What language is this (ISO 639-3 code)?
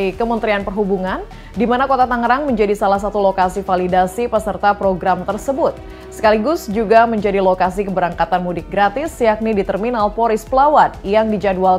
ind